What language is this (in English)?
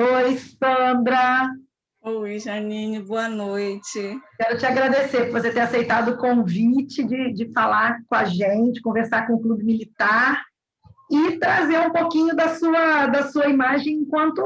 Portuguese